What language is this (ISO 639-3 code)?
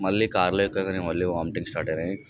tel